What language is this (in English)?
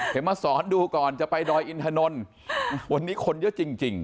Thai